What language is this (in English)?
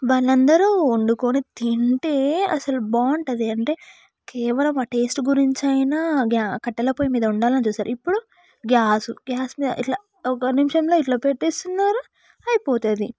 Telugu